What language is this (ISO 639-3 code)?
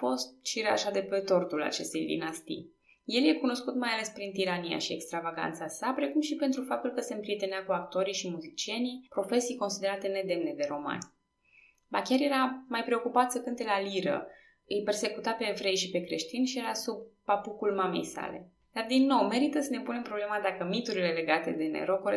ron